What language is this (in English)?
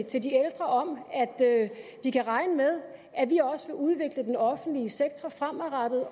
Danish